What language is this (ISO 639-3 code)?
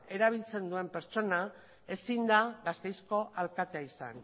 eus